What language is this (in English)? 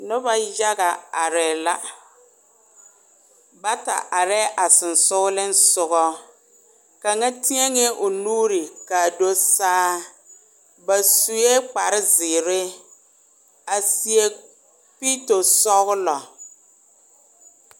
Southern Dagaare